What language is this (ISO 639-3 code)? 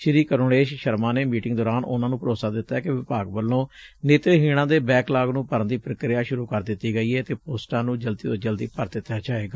pan